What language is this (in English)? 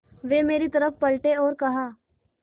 Hindi